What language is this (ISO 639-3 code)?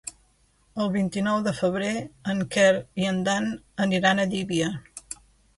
cat